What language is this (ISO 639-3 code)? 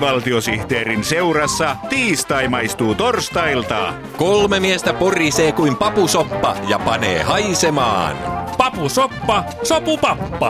fin